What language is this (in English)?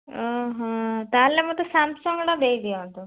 Odia